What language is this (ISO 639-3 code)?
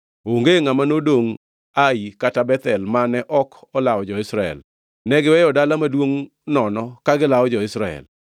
luo